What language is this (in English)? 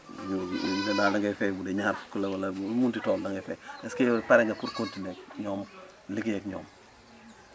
Wolof